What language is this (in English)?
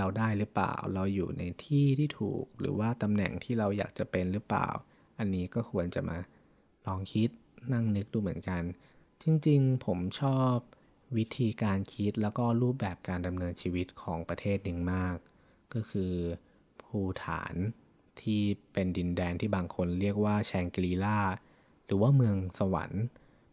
Thai